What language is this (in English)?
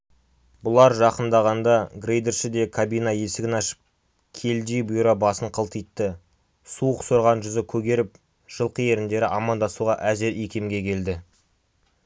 Kazakh